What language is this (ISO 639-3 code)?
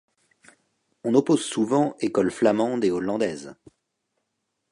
fra